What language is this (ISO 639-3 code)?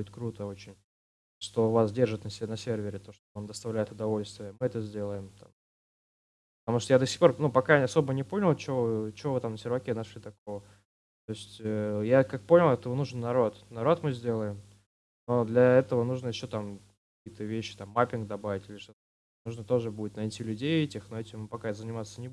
rus